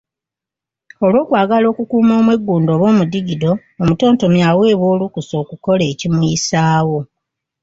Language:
Ganda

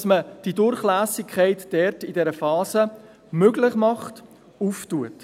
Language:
Swiss German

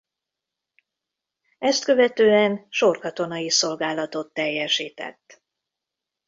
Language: Hungarian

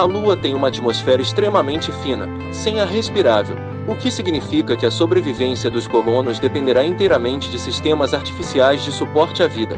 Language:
Portuguese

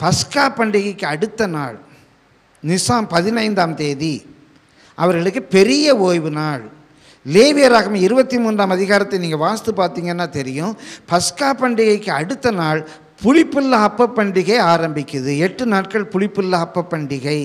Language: Tamil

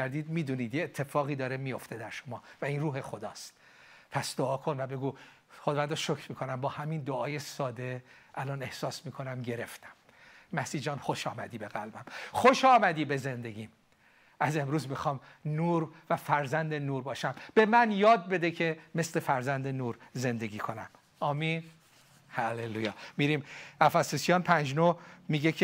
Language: Persian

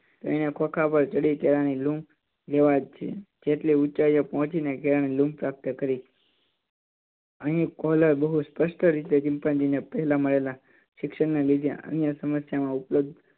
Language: Gujarati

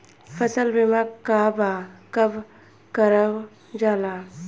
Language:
Bhojpuri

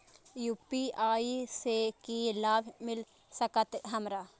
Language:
Maithili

